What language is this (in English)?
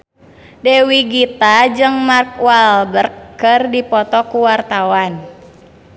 Sundanese